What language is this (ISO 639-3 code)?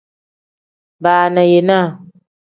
kdh